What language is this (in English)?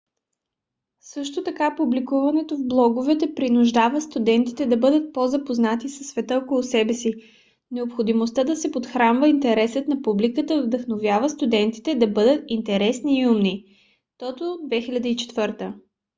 Bulgarian